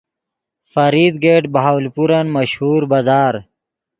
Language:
Yidgha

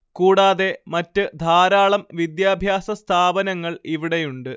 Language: Malayalam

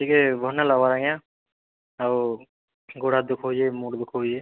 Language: Odia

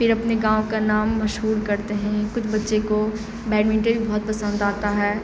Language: Urdu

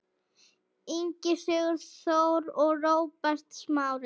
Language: Icelandic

